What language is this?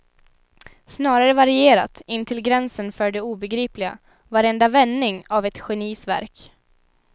Swedish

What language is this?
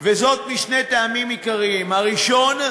Hebrew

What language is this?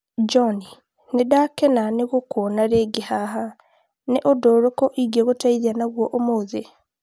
Kikuyu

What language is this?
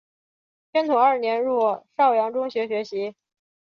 Chinese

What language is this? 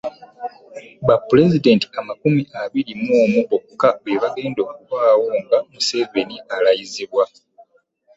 Ganda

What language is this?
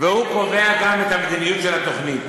Hebrew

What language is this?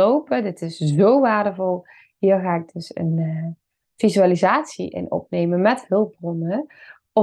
Dutch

